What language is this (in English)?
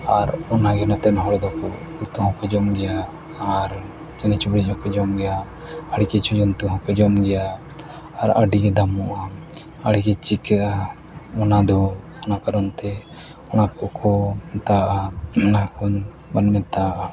Santali